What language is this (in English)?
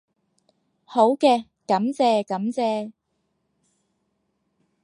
Cantonese